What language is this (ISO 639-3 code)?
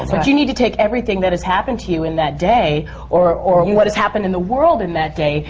eng